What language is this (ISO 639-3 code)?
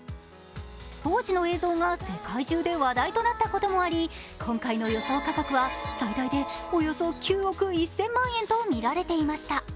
jpn